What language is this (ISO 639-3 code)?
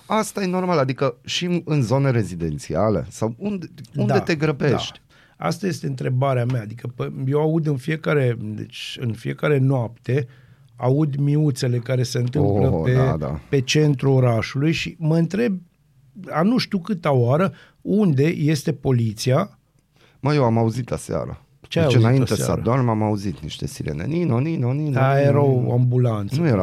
ron